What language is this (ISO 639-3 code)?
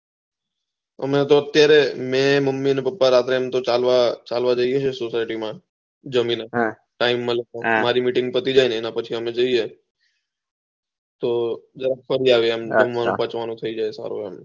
guj